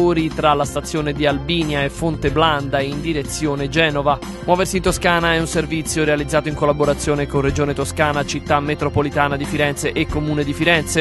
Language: Italian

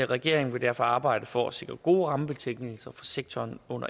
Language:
Danish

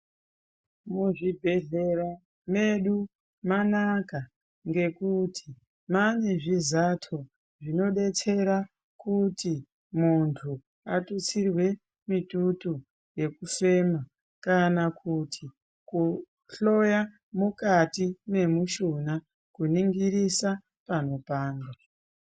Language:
Ndau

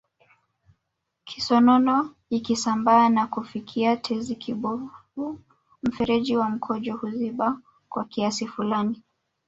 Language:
Swahili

